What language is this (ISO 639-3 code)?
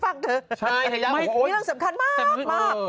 tha